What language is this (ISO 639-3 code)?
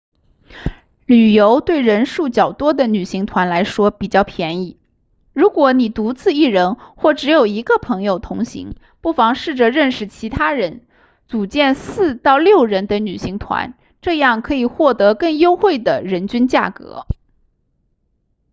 zho